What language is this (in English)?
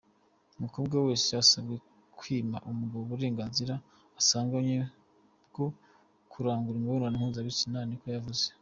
Kinyarwanda